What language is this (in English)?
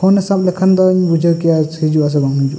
Santali